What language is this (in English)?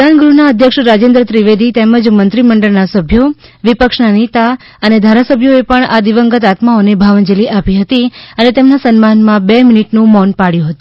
Gujarati